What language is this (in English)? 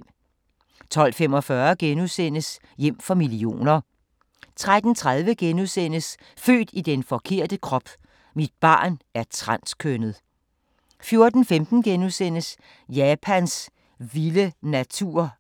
Danish